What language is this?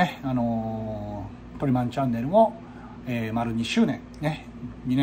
Japanese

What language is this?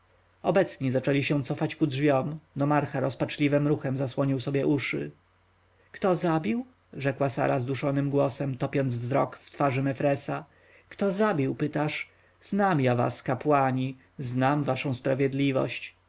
Polish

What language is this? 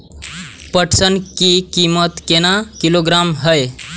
Maithili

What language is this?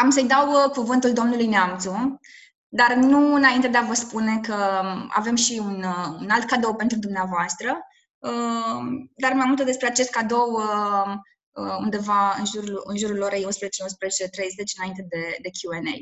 Romanian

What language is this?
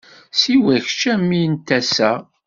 Kabyle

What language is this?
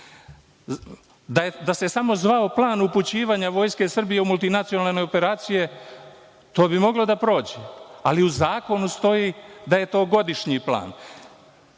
Serbian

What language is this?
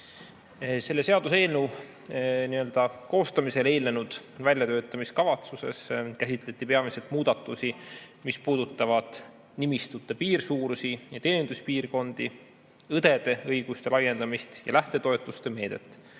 Estonian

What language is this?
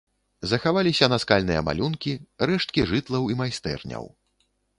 Belarusian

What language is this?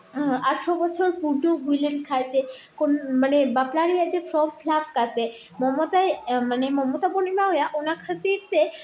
Santali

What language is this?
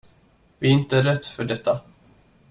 Swedish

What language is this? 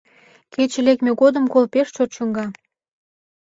Mari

